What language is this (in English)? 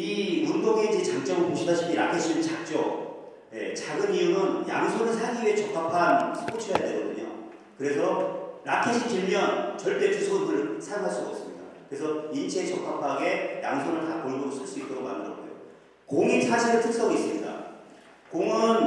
Korean